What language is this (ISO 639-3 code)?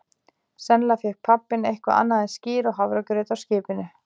isl